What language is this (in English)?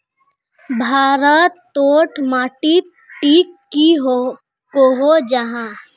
Magahi